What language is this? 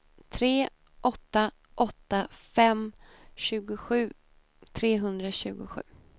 Swedish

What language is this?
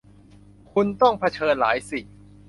Thai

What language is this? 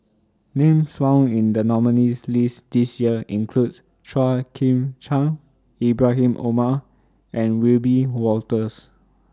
English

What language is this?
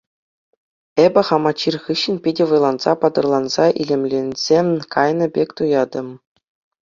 Chuvash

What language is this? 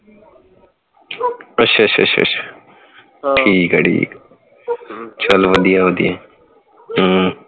Punjabi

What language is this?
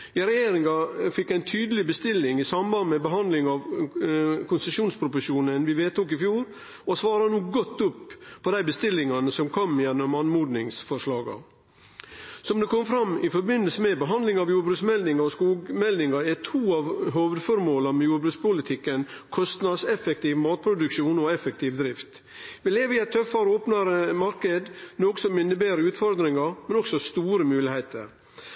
Norwegian Nynorsk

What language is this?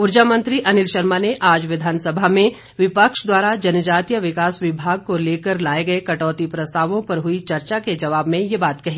Hindi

